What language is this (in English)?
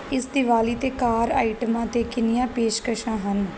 Punjabi